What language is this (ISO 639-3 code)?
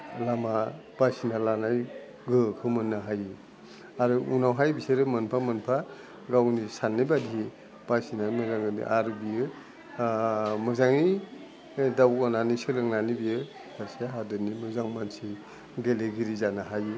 brx